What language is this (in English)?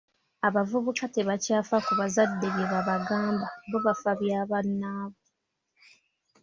Ganda